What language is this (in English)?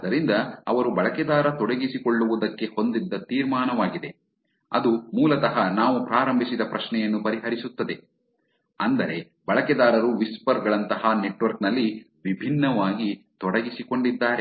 Kannada